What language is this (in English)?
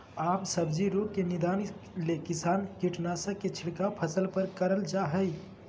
Magahi